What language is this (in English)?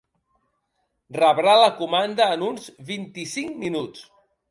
Catalan